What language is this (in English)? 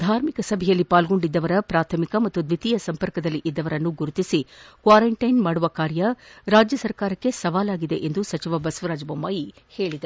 Kannada